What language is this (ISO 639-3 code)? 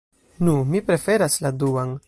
epo